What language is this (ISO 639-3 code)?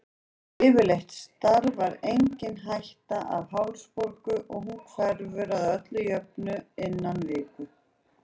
isl